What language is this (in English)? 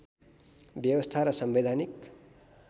Nepali